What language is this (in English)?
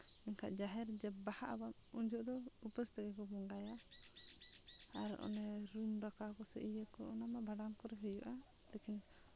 Santali